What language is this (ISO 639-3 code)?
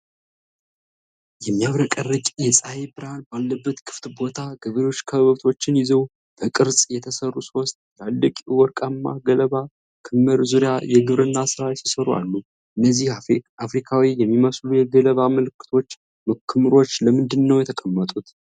amh